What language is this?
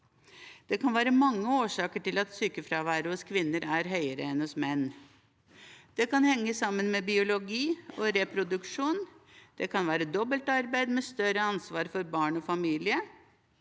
Norwegian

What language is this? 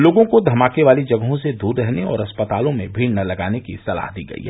Hindi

